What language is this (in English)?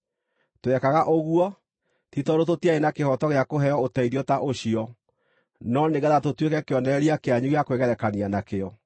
Kikuyu